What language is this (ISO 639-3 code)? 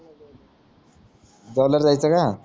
mar